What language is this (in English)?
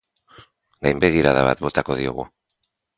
Basque